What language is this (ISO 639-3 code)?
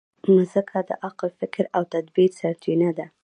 pus